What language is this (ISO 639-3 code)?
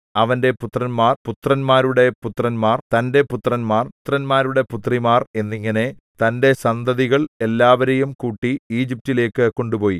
mal